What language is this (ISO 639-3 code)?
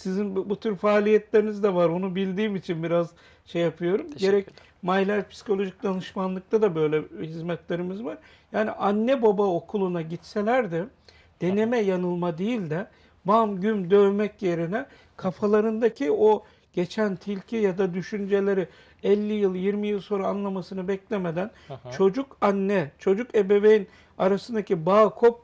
tur